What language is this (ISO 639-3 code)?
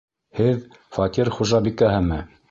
bak